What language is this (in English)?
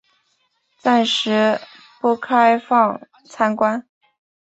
Chinese